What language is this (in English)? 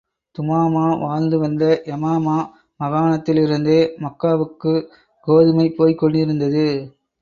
Tamil